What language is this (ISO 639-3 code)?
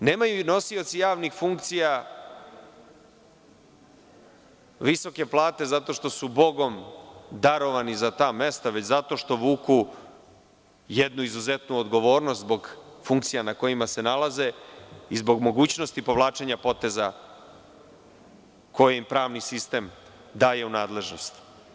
srp